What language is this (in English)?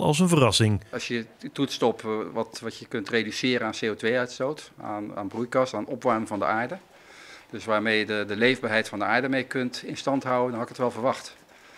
Dutch